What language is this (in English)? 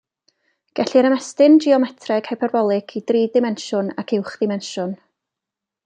Welsh